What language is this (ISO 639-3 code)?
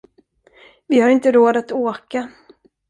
swe